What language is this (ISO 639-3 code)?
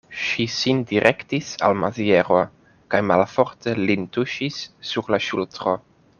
epo